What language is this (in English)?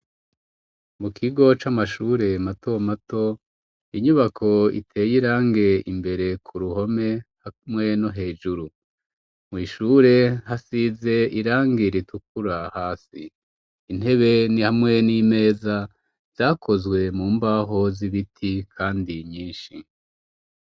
Rundi